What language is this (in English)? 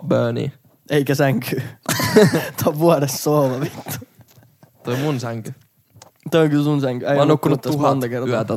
Finnish